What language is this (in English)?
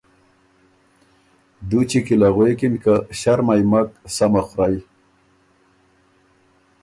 Ormuri